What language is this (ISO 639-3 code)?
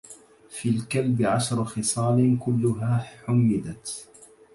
ara